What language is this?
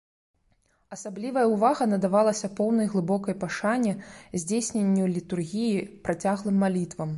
Belarusian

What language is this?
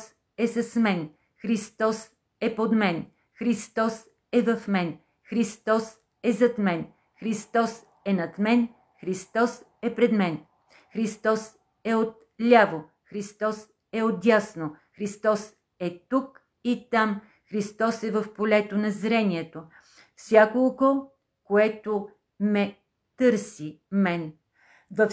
Bulgarian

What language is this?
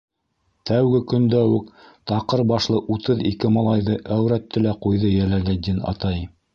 Bashkir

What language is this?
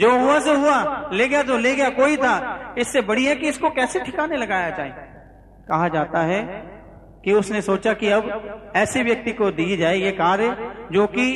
Hindi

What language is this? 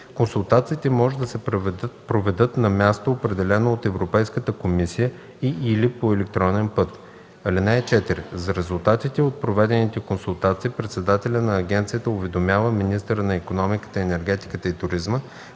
Bulgarian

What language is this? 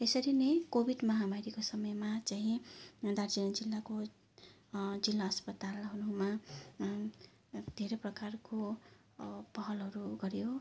Nepali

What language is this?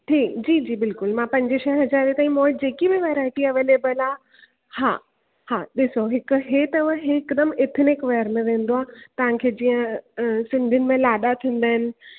Sindhi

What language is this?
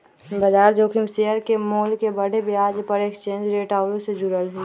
Magahi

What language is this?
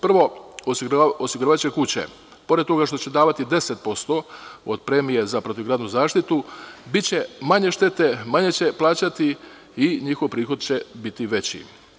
Serbian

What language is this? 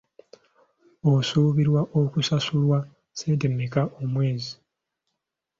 Ganda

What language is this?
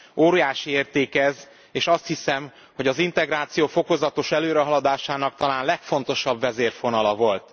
Hungarian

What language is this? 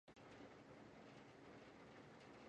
Georgian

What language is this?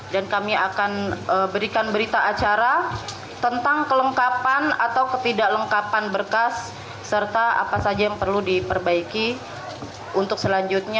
Indonesian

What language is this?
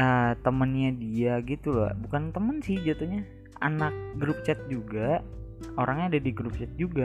Indonesian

